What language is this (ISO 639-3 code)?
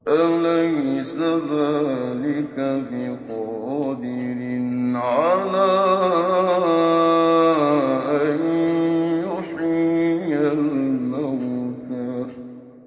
ara